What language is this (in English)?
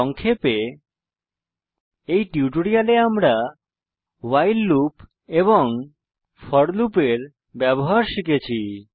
Bangla